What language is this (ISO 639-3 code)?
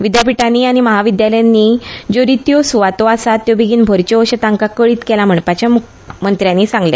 kok